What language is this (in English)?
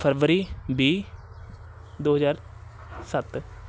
Punjabi